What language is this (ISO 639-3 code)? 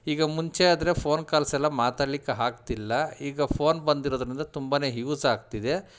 kan